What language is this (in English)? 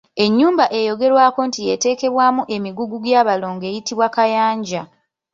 Ganda